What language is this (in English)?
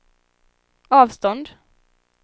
Swedish